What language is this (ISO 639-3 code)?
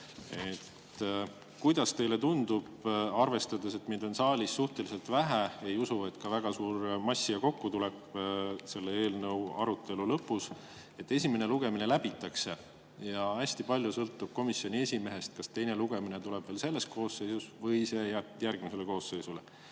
est